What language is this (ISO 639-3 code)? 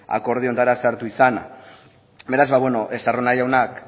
eus